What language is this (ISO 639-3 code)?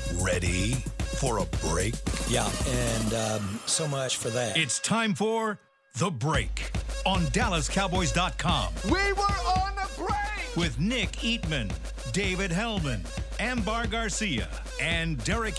eng